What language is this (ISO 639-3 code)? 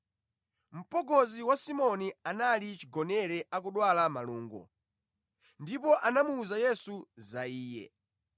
nya